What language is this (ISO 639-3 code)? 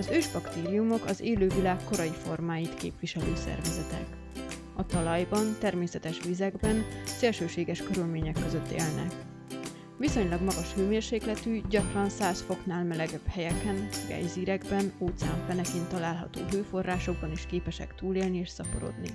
hun